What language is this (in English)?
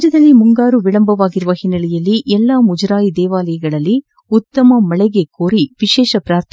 Kannada